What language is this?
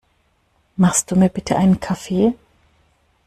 German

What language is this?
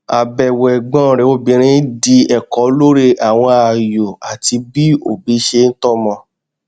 Yoruba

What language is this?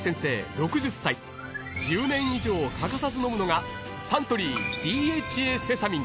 Japanese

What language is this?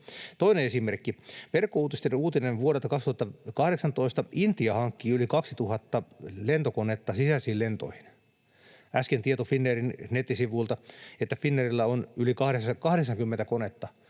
Finnish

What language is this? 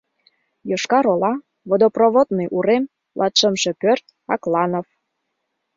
Mari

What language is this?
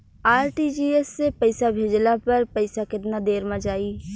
Bhojpuri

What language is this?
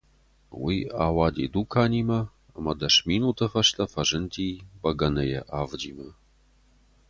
Ossetic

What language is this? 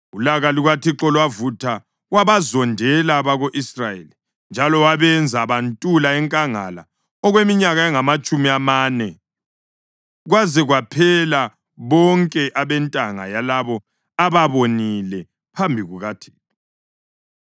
North Ndebele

